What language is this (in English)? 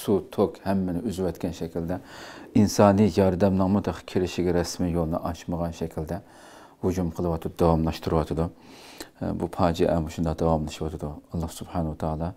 Turkish